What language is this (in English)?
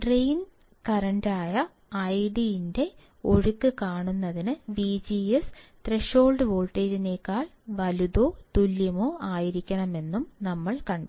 Malayalam